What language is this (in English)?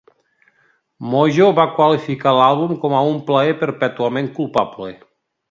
Catalan